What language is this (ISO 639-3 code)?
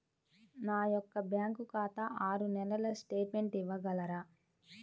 tel